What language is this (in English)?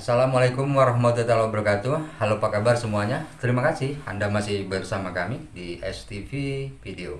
Indonesian